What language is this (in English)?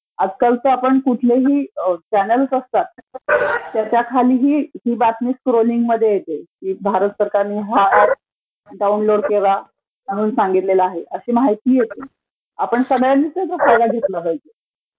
Marathi